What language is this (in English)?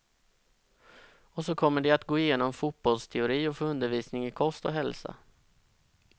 Swedish